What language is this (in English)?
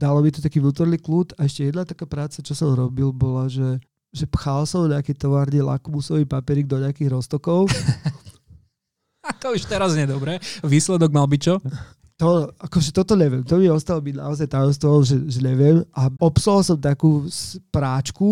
Slovak